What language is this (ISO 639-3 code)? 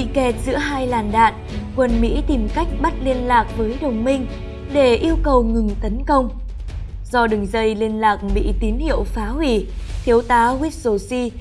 vie